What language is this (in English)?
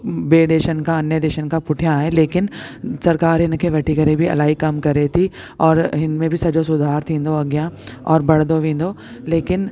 Sindhi